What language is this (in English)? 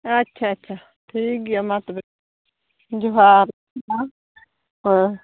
Santali